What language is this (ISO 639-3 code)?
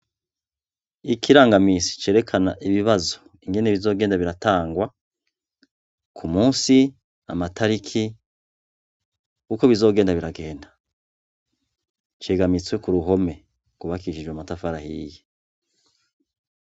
run